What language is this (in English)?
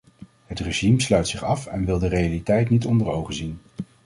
Dutch